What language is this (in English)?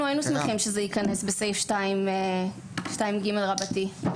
Hebrew